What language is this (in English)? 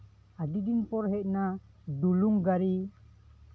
Santali